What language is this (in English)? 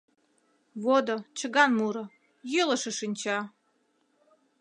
Mari